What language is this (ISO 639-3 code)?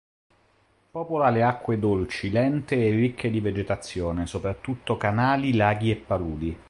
ita